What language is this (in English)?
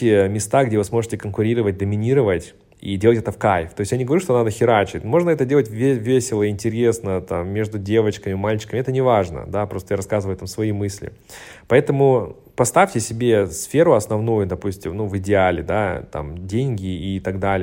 Russian